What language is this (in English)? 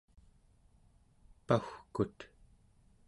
Central Yupik